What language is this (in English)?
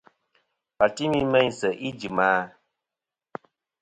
Kom